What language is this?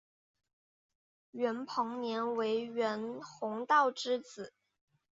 Chinese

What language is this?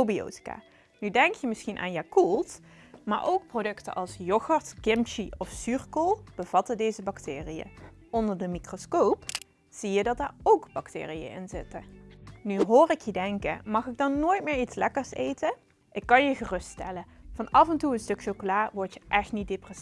Dutch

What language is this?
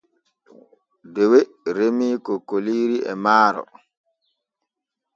Borgu Fulfulde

